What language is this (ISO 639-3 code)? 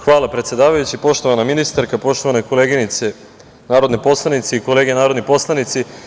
srp